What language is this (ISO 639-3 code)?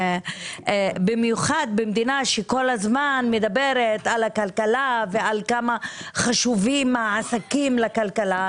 heb